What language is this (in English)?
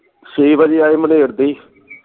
Punjabi